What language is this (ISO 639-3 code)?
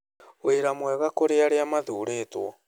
kik